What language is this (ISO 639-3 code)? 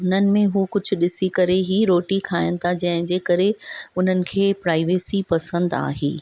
snd